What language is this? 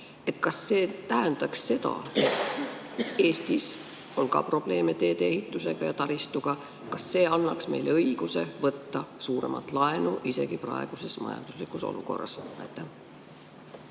Estonian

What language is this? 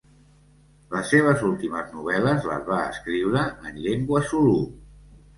Catalan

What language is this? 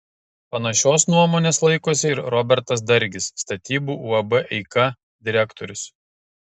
Lithuanian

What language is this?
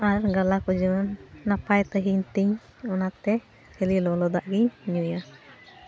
Santali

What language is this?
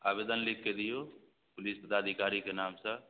Maithili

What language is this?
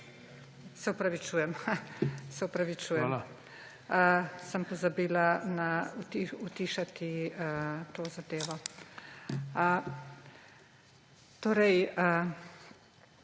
Slovenian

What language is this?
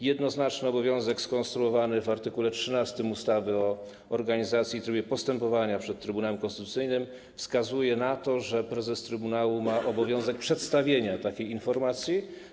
Polish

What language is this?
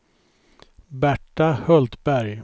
Swedish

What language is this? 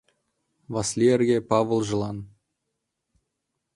Mari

